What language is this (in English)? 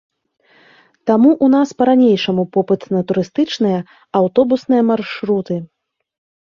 Belarusian